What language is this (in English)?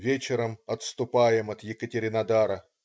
Russian